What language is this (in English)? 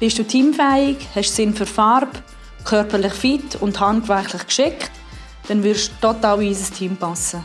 German